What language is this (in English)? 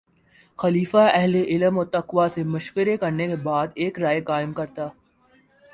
Urdu